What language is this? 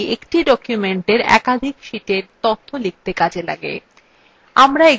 Bangla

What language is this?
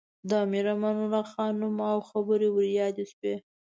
Pashto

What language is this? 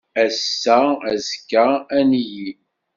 Kabyle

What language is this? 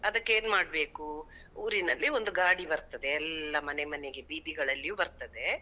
Kannada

